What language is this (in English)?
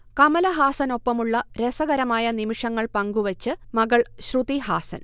Malayalam